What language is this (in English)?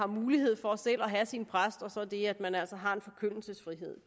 Danish